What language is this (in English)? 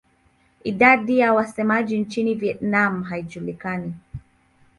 Swahili